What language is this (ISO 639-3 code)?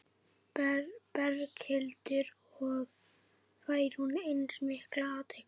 isl